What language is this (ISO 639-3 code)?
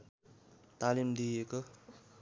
nep